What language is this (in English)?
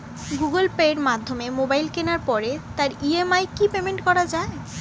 Bangla